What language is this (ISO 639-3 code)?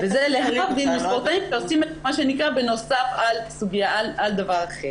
heb